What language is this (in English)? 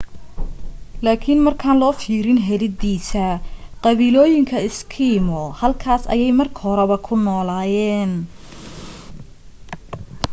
Somali